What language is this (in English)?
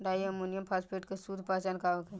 Bhojpuri